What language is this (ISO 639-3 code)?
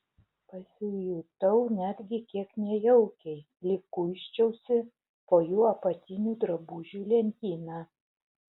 lit